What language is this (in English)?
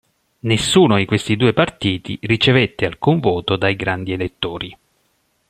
Italian